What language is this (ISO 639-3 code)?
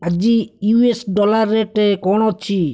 ori